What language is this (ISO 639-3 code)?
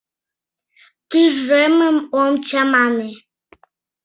chm